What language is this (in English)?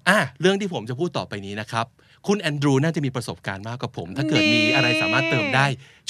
Thai